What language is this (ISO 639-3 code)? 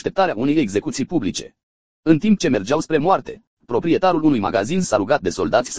ron